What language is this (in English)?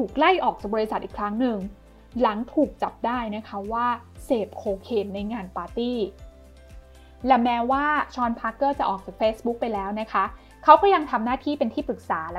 Thai